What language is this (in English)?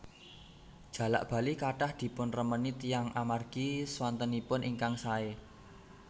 Javanese